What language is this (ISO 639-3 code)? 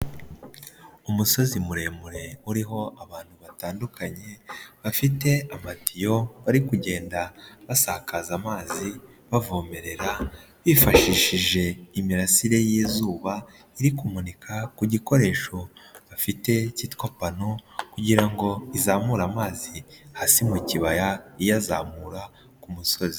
kin